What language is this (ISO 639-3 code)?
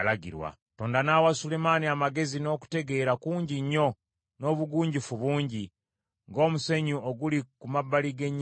lug